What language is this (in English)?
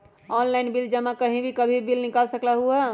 Magahi